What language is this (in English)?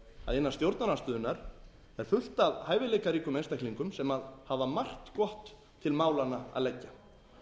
Icelandic